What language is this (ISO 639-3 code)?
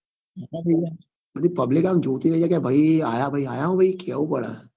guj